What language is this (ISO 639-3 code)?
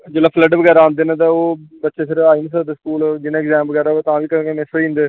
doi